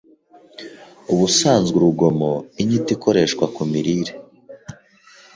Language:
Kinyarwanda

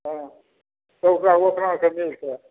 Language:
Maithili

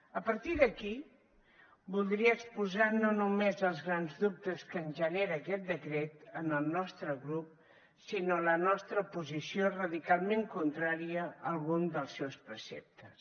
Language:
Catalan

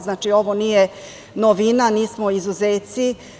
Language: Serbian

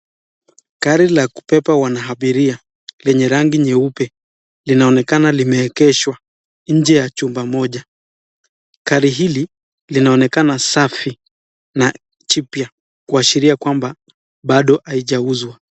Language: Swahili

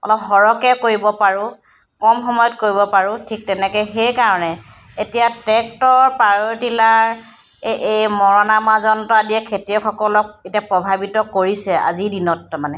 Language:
Assamese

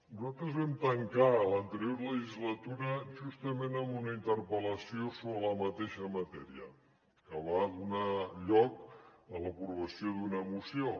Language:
Catalan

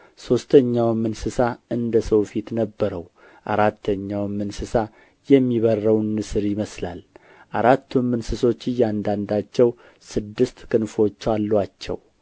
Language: Amharic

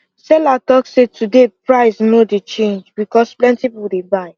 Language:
Nigerian Pidgin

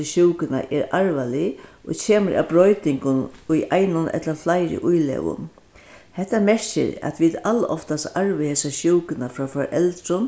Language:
Faroese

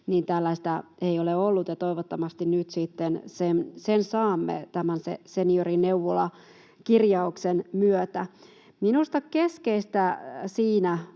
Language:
Finnish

